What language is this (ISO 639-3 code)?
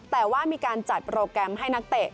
tha